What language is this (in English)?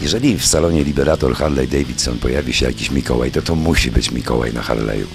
Polish